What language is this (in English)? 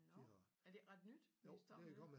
Danish